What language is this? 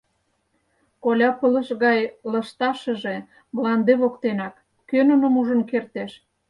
Mari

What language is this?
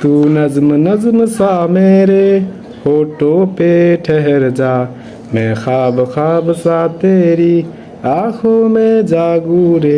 Hiri Motu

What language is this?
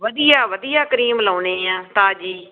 Punjabi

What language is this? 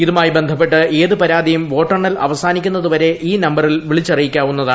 Malayalam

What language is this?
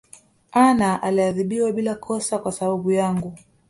Swahili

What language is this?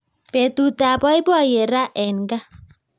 Kalenjin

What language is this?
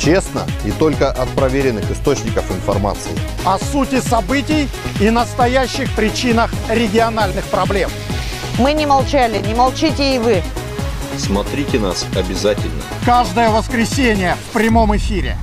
Russian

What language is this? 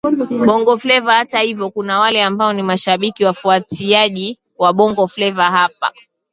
Swahili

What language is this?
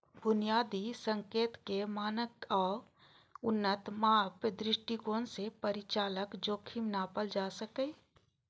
Maithili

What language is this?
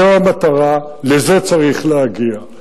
Hebrew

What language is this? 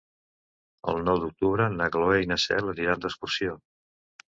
Catalan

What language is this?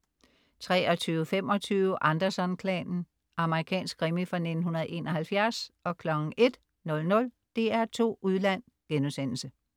Danish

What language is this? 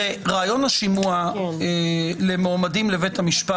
Hebrew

